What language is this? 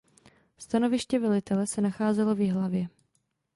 Czech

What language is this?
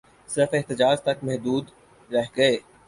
Urdu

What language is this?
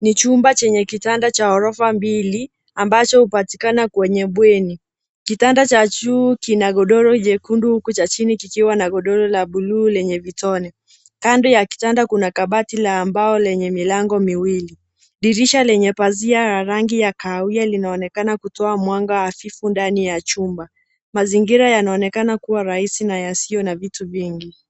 Swahili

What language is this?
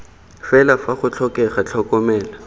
Tswana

